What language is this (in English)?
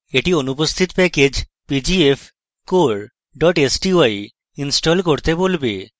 Bangla